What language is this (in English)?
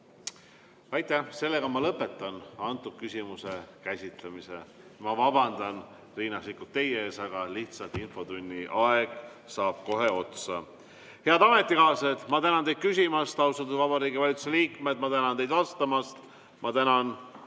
Estonian